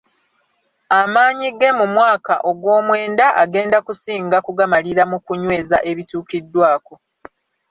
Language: Ganda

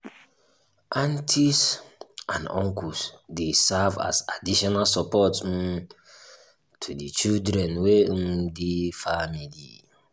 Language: Nigerian Pidgin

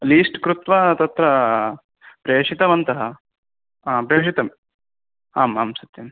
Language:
Sanskrit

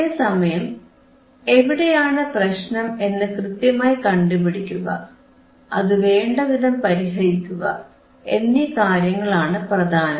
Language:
Malayalam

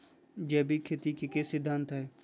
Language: Magahi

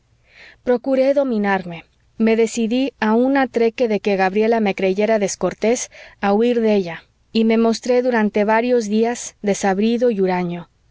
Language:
Spanish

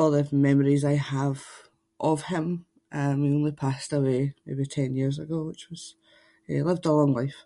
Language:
Scots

